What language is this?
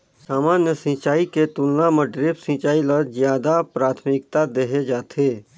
Chhattisgarhi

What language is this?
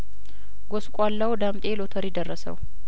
Amharic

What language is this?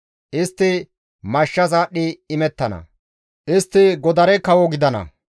Gamo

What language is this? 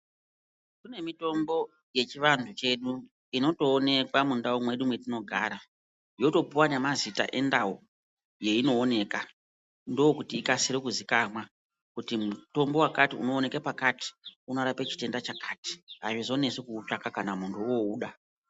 Ndau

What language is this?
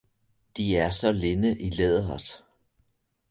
Danish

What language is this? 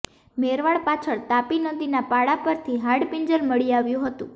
Gujarati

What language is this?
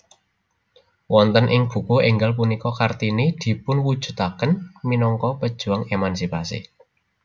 Javanese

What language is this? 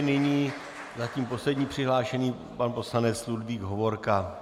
Czech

